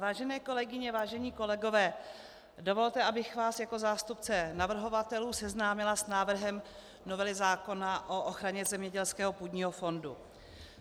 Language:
Czech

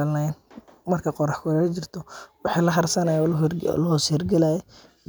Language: Somali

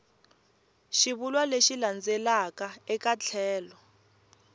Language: Tsonga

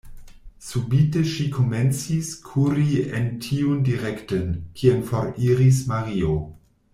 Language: Esperanto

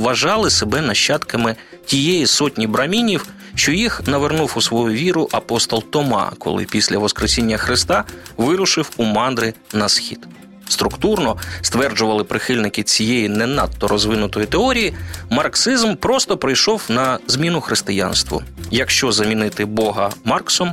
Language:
Ukrainian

